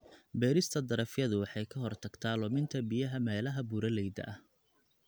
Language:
Somali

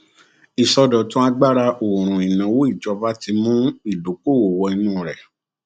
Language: Yoruba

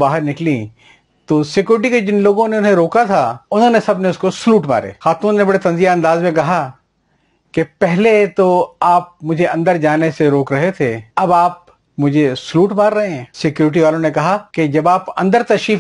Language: Urdu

